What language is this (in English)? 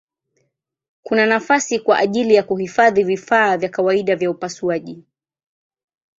Swahili